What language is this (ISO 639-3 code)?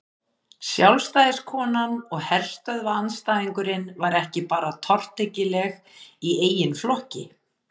isl